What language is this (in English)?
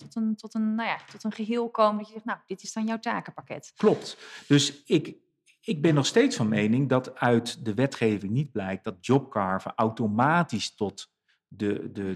Dutch